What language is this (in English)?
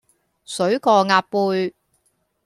Cantonese